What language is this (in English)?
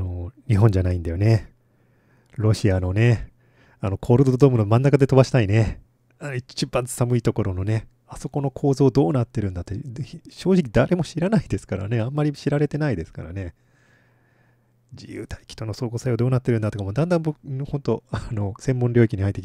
Japanese